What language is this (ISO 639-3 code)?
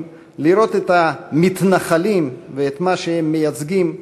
heb